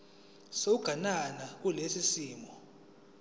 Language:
Zulu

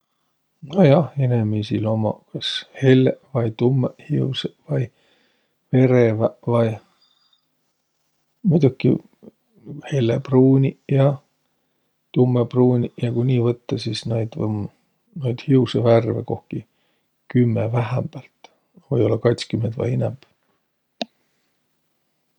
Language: Võro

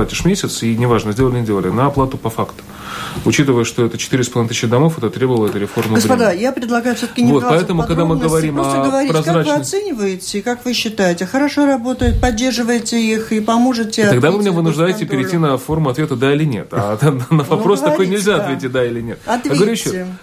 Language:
Russian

